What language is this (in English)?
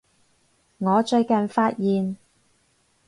Cantonese